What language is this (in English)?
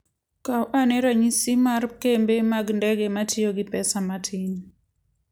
Luo (Kenya and Tanzania)